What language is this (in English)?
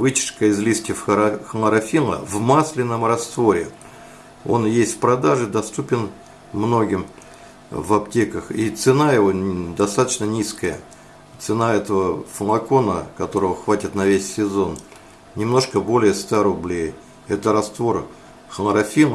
Russian